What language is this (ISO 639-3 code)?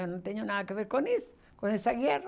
por